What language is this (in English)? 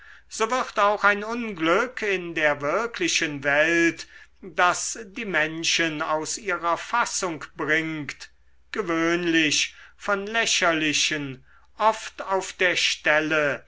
German